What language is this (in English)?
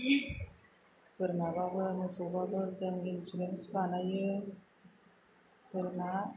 Bodo